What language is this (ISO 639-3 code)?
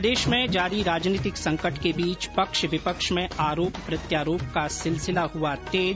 hin